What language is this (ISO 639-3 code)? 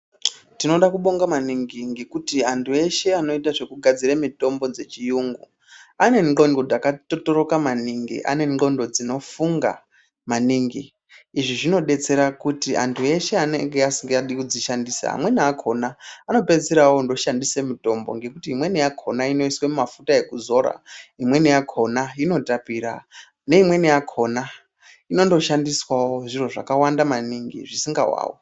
ndc